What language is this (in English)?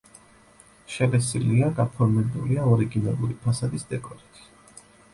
Georgian